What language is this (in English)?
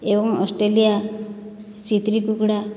Odia